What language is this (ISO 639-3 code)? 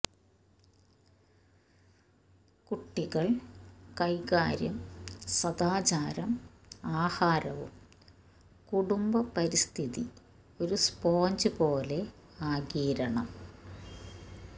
mal